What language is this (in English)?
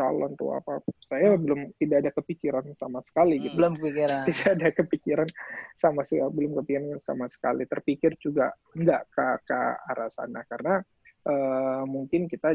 Indonesian